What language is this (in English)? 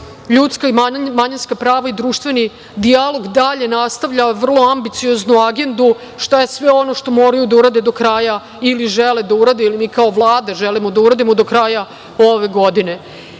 Serbian